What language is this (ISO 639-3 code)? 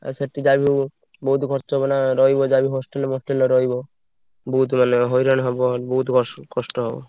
ori